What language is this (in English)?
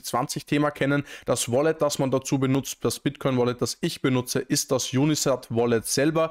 German